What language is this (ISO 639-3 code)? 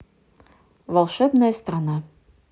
rus